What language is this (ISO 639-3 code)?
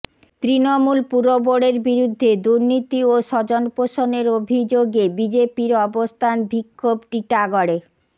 ben